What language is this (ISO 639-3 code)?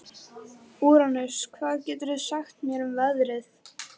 isl